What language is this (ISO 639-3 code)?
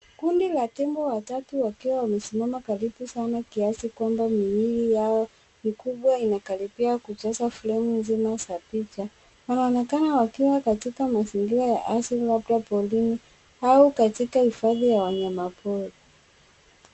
swa